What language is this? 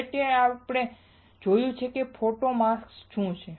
Gujarati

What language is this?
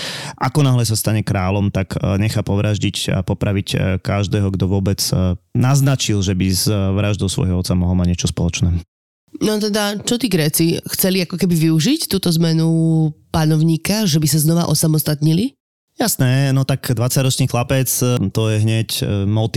Slovak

